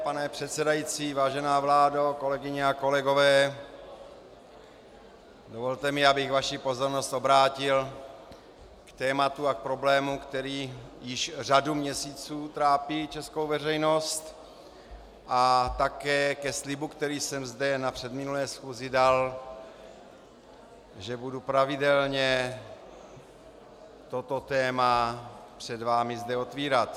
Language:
Czech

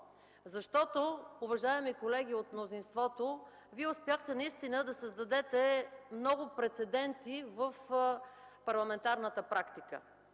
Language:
Bulgarian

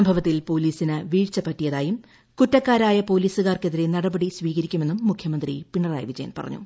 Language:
Malayalam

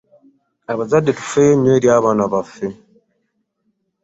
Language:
Ganda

